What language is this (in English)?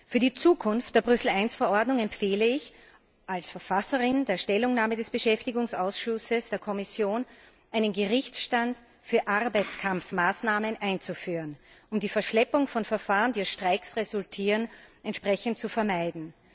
German